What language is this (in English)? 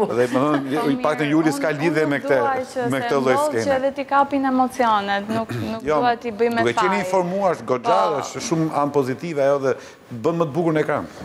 Romanian